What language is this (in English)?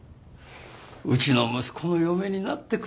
Japanese